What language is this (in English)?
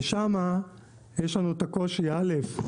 Hebrew